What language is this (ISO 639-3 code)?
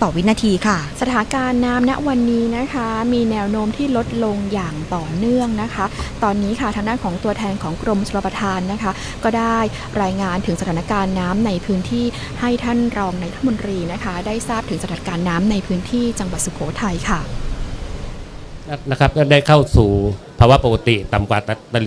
tha